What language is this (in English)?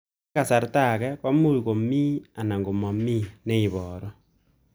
Kalenjin